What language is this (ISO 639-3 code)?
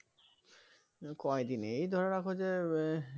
ben